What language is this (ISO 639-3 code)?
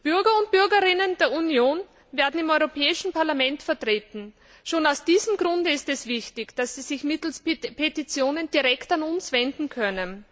deu